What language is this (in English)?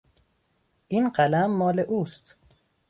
Persian